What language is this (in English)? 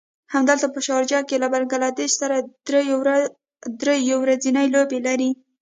Pashto